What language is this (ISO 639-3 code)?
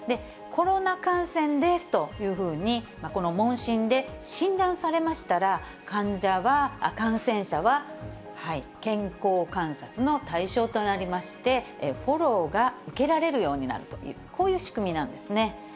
jpn